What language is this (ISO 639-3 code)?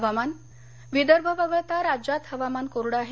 mar